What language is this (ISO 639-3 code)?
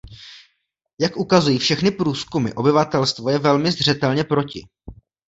ces